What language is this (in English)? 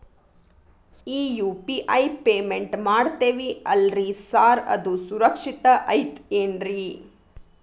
Kannada